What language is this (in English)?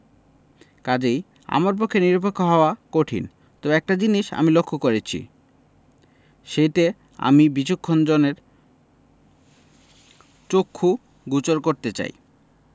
Bangla